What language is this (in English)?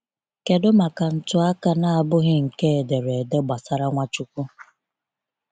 Igbo